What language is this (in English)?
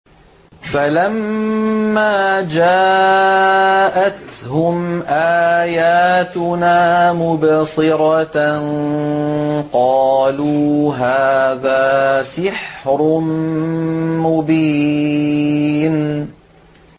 Arabic